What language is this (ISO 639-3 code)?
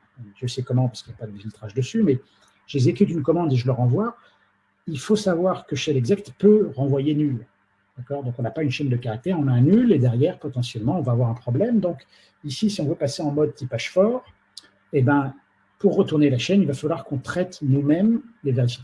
fra